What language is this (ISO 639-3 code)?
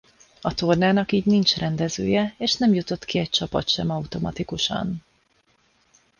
hun